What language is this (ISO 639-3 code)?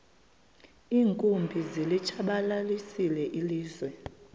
xho